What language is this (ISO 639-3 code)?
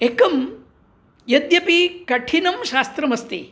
san